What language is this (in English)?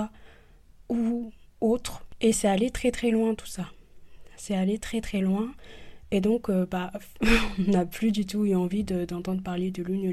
French